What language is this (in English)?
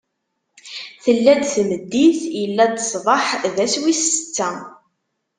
Kabyle